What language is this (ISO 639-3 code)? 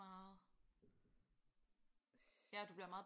dan